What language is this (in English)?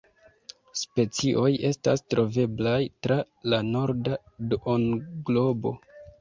Esperanto